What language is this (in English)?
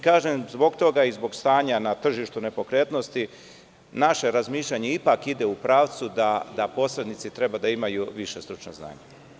Serbian